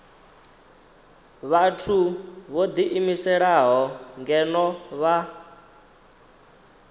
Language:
Venda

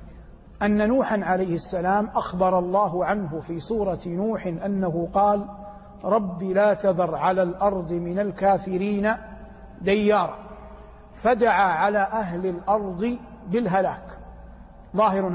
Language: Arabic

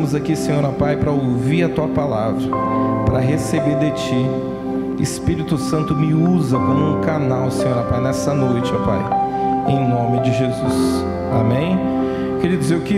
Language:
Portuguese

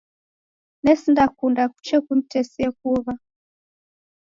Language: Taita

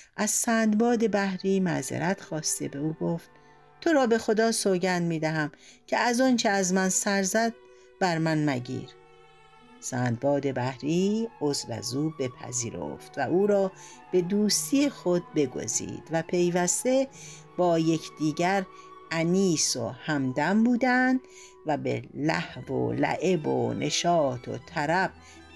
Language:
Persian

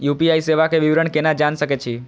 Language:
Maithili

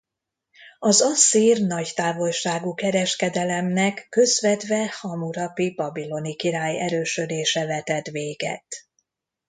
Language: Hungarian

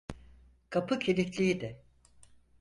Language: Turkish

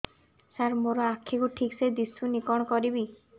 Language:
Odia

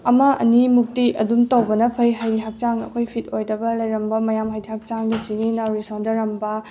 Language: Manipuri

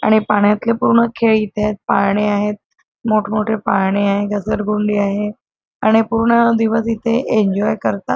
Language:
Marathi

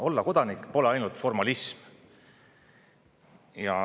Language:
Estonian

